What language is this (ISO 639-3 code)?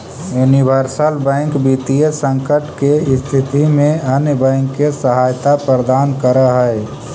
mag